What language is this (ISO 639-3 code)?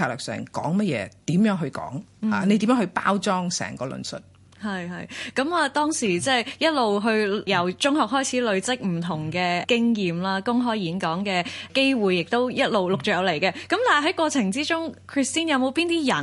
zho